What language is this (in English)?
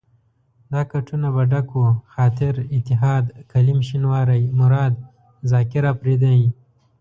Pashto